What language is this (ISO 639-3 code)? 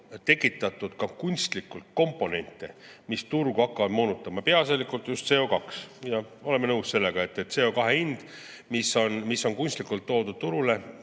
est